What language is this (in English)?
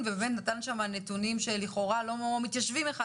Hebrew